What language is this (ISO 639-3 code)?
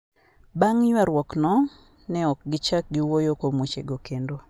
luo